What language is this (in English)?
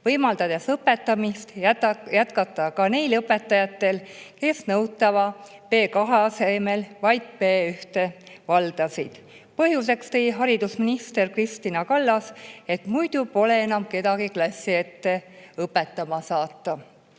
Estonian